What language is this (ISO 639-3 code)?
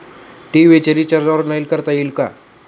mar